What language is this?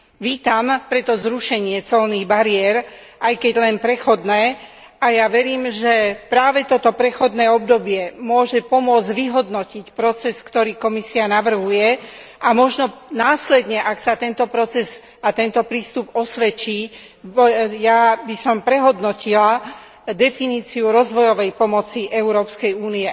Slovak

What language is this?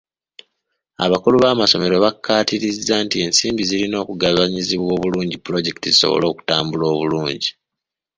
Ganda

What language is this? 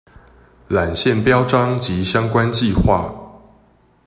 Chinese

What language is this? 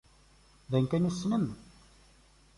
Kabyle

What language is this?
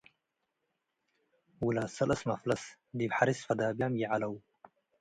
Tigre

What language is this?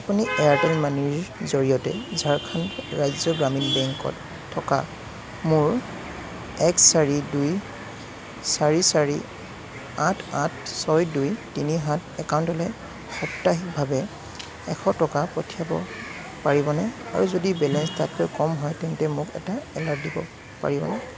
Assamese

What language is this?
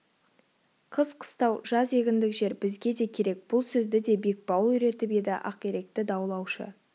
Kazakh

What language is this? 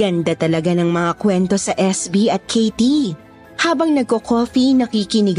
Filipino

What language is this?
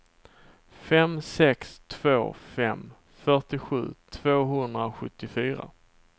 Swedish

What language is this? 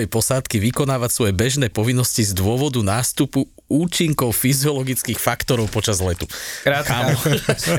Slovak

